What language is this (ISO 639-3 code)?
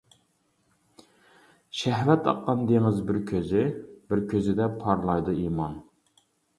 uig